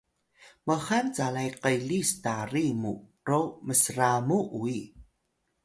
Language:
Atayal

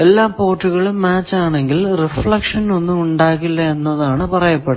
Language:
Malayalam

